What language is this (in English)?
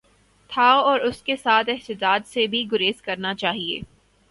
Urdu